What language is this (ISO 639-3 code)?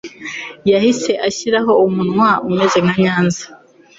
kin